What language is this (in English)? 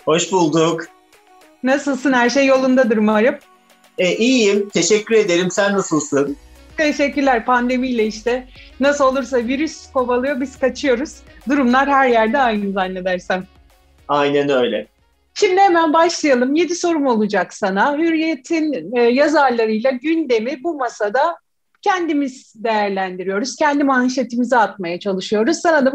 Turkish